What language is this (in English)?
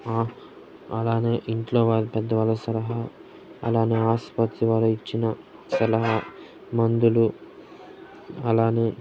Telugu